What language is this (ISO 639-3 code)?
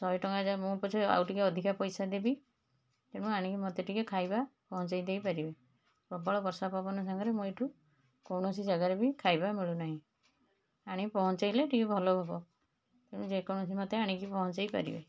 ori